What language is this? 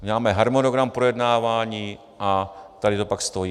Czech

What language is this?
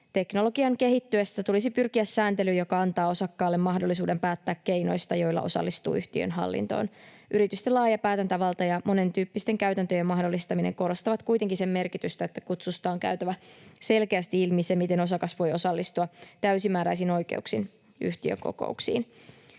Finnish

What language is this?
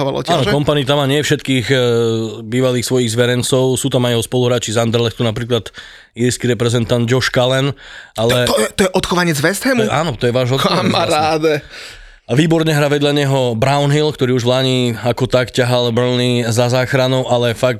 Slovak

